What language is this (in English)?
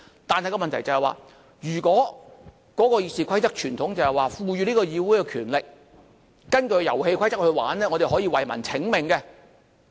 Cantonese